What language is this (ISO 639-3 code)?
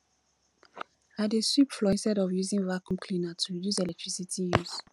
pcm